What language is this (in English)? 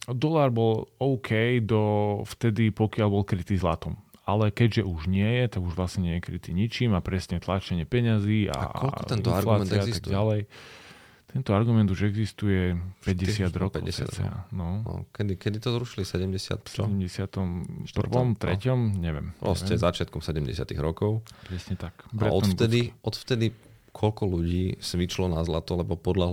Slovak